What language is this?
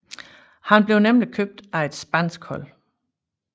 Danish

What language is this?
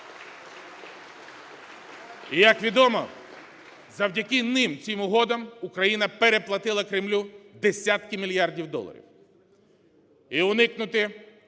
Ukrainian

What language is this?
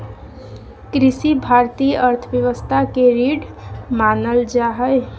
Magahi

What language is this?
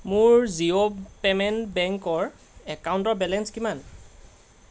Assamese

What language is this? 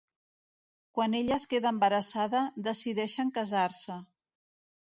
Catalan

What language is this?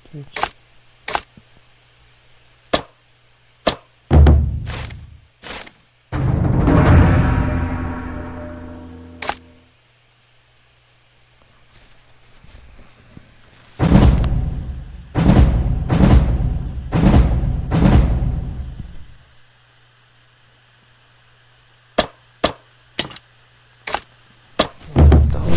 Korean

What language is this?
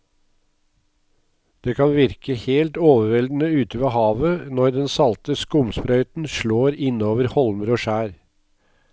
Norwegian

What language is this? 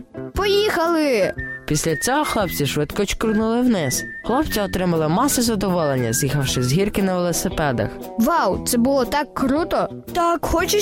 Ukrainian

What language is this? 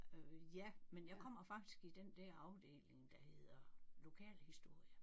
Danish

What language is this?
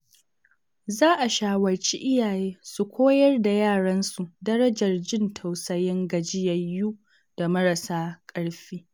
Hausa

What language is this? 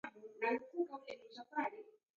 Taita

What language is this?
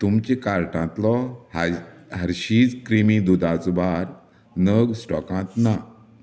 Konkani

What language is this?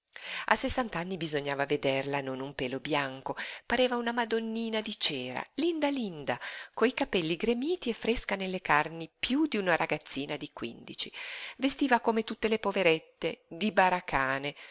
Italian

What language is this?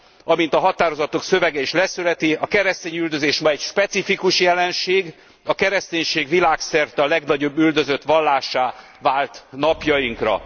Hungarian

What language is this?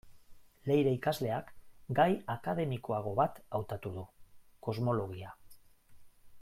Basque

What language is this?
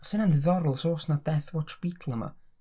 Welsh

